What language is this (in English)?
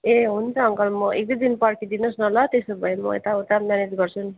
Nepali